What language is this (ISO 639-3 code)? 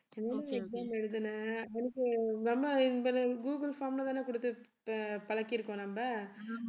tam